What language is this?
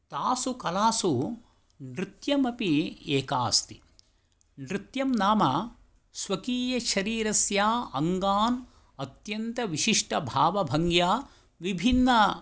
Sanskrit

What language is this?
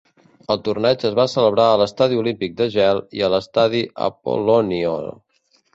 Catalan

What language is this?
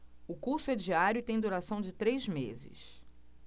Portuguese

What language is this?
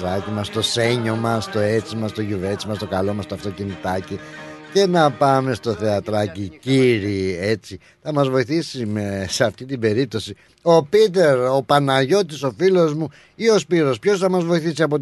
Greek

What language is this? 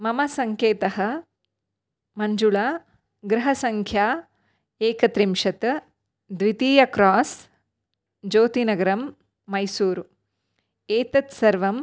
Sanskrit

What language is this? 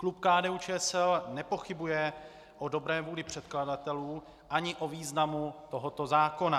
Czech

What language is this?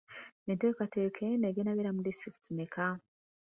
Ganda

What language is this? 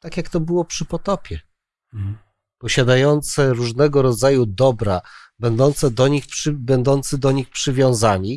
Polish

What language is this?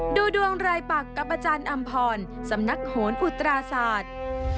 Thai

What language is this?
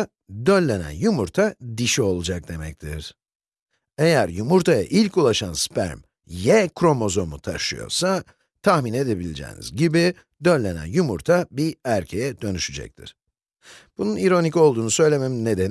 Turkish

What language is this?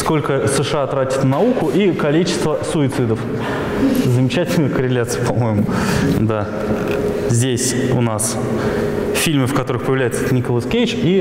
Russian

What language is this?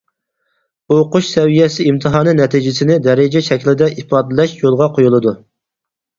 Uyghur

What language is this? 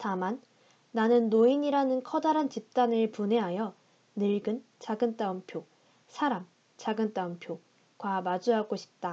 Korean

